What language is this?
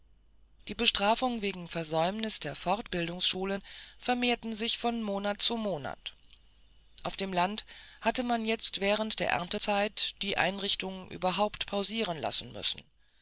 German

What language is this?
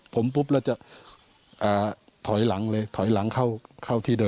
Thai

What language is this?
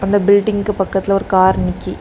Tamil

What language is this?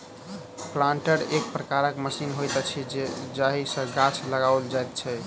Maithili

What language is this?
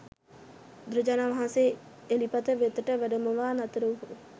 Sinhala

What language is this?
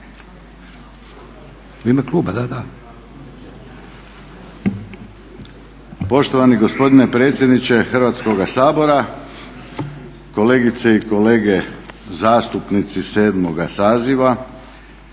Croatian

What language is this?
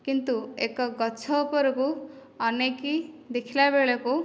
Odia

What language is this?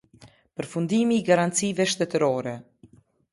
Albanian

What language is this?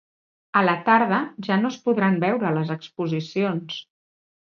Catalan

